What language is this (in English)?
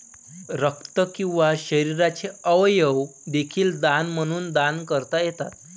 Marathi